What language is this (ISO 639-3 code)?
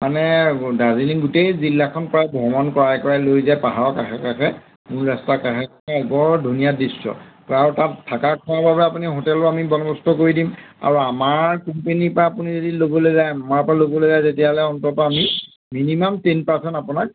asm